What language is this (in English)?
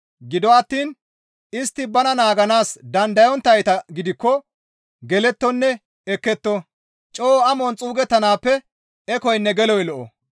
Gamo